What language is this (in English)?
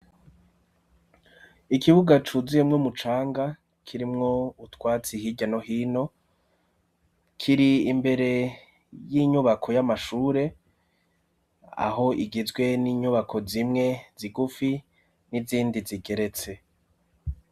Rundi